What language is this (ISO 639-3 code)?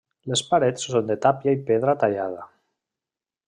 cat